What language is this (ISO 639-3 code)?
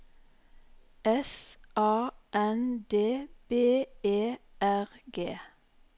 nor